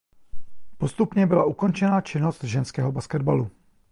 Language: Czech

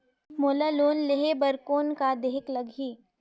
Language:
Chhattisgarhi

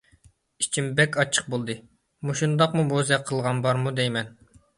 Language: Uyghur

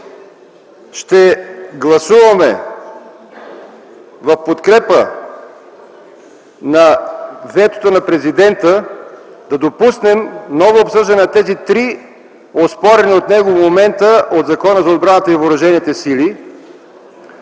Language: Bulgarian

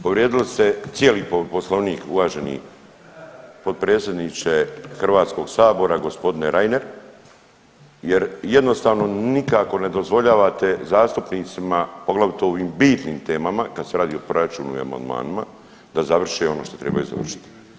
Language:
Croatian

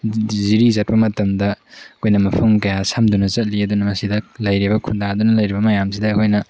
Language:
Manipuri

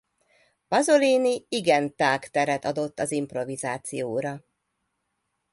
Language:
Hungarian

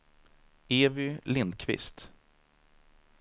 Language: Swedish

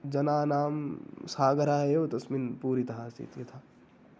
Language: Sanskrit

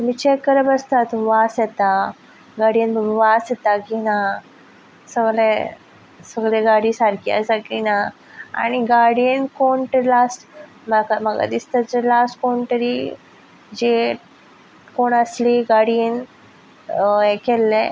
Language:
Konkani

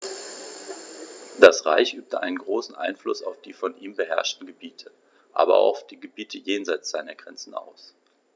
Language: German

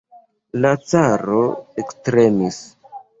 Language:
Esperanto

